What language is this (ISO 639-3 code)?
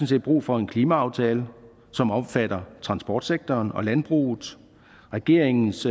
dan